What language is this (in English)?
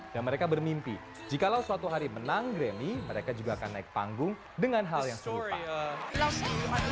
Indonesian